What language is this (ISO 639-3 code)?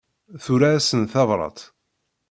kab